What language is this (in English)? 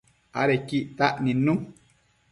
Matsés